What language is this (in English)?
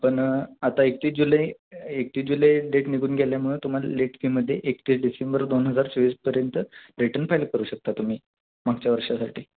Marathi